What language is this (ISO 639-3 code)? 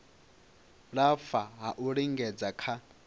ven